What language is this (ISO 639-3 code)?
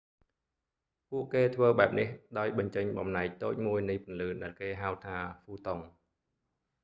khm